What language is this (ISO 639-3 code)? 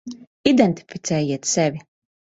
lav